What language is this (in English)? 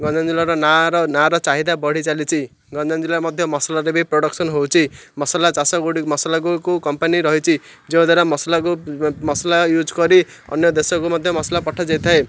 Odia